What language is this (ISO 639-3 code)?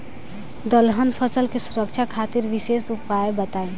bho